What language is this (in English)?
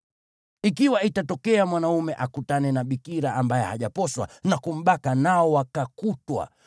Swahili